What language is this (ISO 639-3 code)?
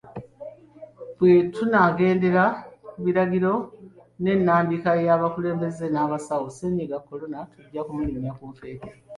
lug